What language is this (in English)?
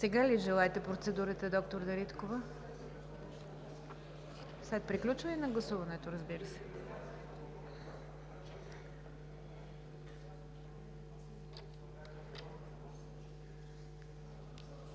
Bulgarian